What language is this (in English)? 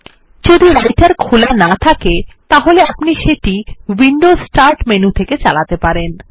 Bangla